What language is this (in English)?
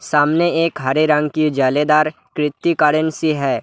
Hindi